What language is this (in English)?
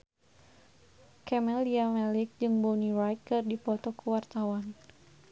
Sundanese